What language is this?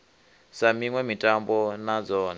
Venda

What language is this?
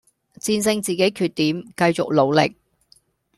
Cantonese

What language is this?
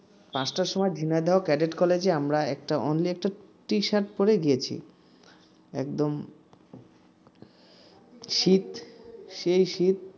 Bangla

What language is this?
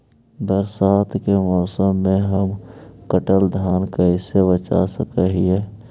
Magahi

